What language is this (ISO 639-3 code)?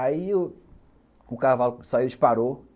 por